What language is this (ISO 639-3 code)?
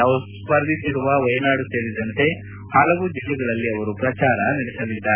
kan